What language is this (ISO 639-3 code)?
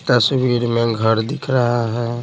hin